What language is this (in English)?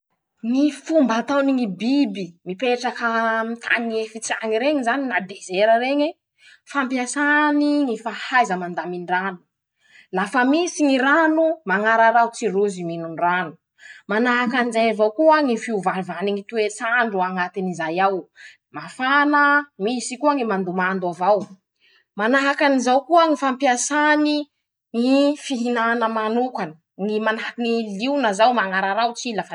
Masikoro Malagasy